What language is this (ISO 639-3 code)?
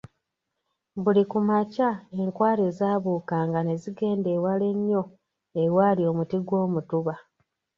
lug